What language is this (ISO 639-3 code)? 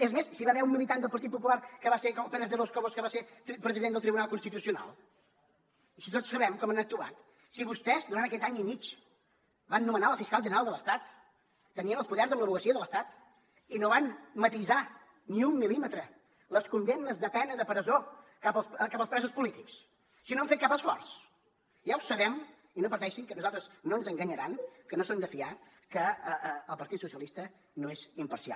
cat